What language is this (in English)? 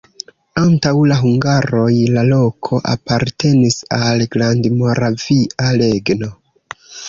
Esperanto